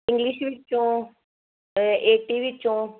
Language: Punjabi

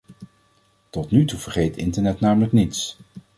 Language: Dutch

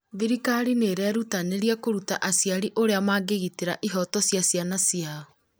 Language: Kikuyu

